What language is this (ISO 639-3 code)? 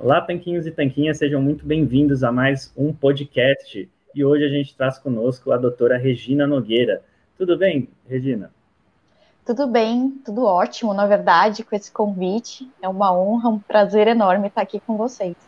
por